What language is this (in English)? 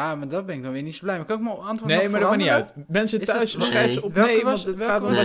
Dutch